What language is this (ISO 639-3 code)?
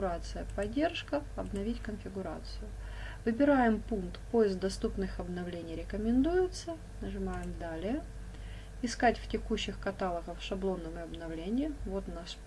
rus